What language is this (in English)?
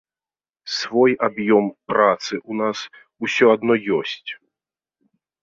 Belarusian